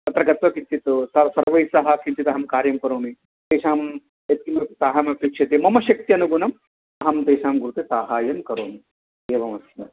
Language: Sanskrit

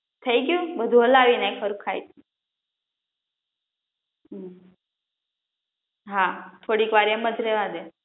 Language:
Gujarati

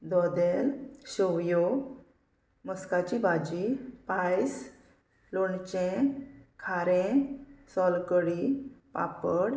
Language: Konkani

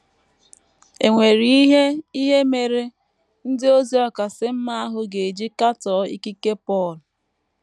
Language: Igbo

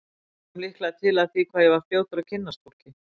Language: Icelandic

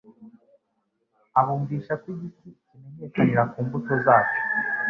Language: Kinyarwanda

